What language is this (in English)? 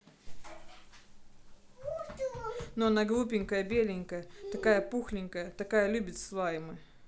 Russian